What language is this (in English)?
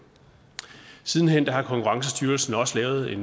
Danish